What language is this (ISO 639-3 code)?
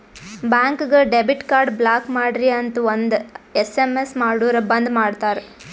kan